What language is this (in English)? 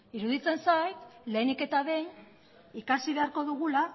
Basque